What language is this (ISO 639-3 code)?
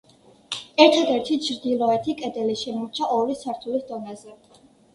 kat